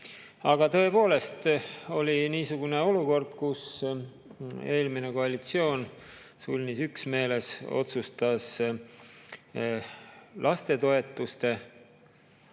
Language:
Estonian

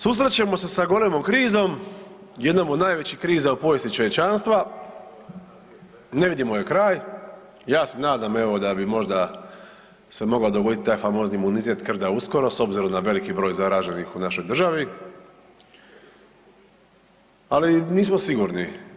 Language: Croatian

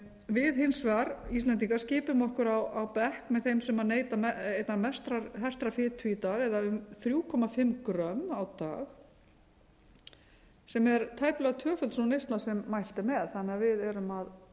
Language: Icelandic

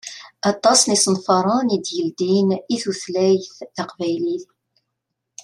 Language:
Kabyle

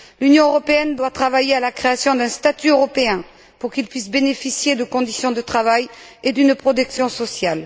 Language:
French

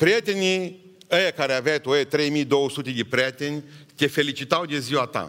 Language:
Romanian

